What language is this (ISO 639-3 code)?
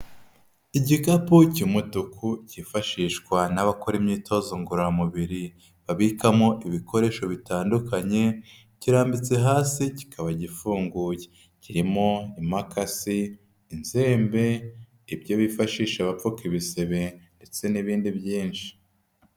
kin